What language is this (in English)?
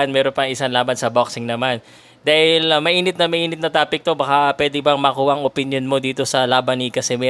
Filipino